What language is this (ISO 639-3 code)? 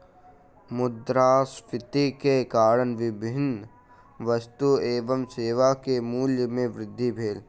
mai